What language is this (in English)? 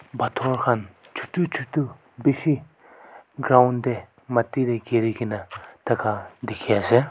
Naga Pidgin